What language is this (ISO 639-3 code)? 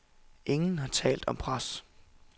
dan